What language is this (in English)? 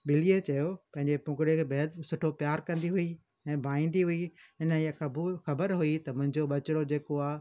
Sindhi